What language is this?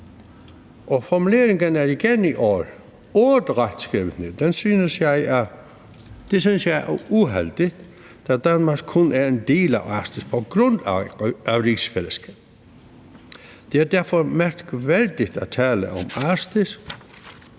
Danish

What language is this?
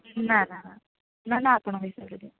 Odia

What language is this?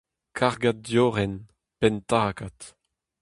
Breton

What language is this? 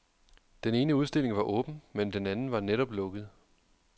Danish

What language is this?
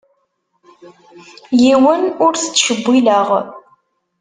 Kabyle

